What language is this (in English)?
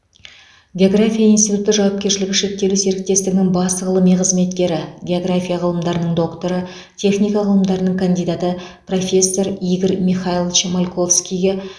Kazakh